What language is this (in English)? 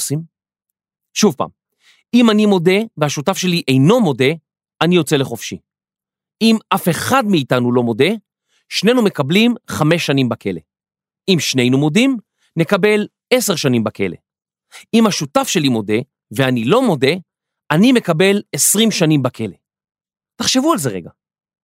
Hebrew